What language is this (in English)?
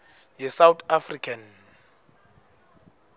Swati